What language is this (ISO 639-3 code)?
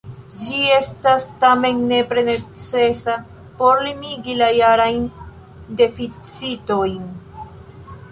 epo